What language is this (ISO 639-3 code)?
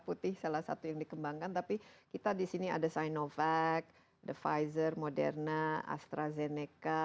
ind